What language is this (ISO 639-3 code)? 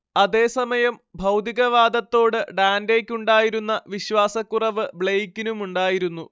mal